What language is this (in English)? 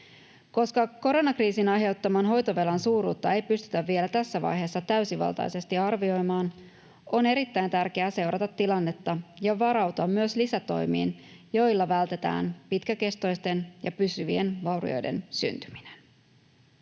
Finnish